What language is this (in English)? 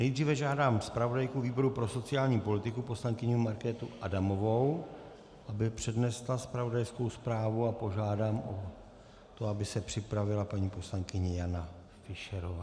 Czech